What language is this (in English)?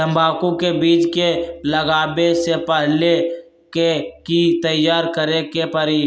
Magahi